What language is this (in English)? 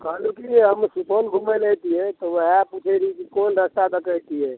Maithili